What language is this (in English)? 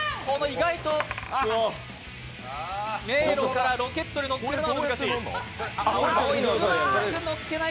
Japanese